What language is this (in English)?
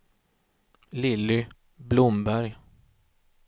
Swedish